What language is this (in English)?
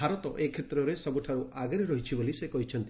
Odia